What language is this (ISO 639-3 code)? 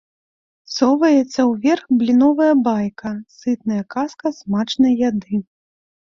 bel